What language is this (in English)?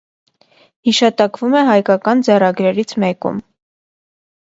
Armenian